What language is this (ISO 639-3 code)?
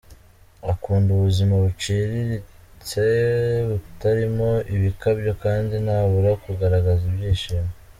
kin